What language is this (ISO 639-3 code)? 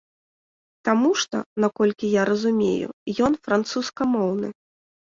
bel